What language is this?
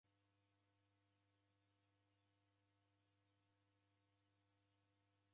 Taita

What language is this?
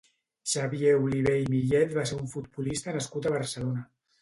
Catalan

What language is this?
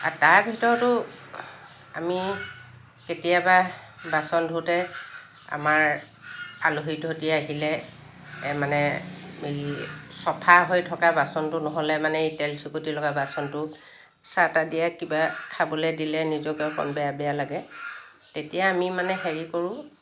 Assamese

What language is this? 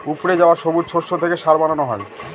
Bangla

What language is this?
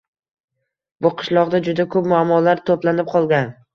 Uzbek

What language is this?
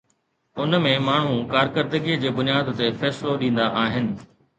Sindhi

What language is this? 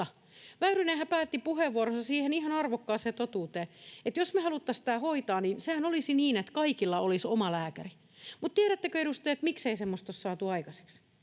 Finnish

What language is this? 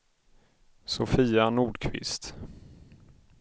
Swedish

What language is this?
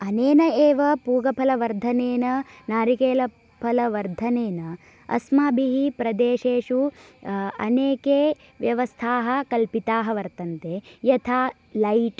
Sanskrit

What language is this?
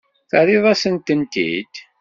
Kabyle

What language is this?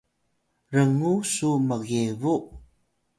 Atayal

